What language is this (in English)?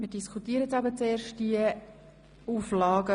Swiss German